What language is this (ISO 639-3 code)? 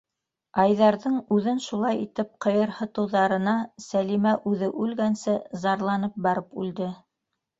bak